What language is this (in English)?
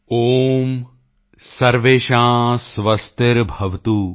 Punjabi